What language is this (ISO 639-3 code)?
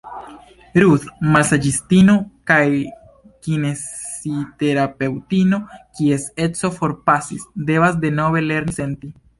epo